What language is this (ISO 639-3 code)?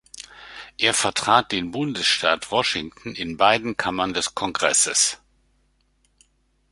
deu